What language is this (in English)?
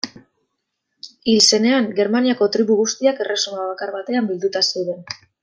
Basque